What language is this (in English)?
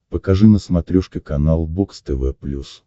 Russian